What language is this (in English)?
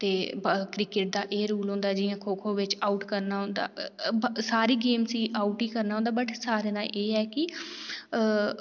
Dogri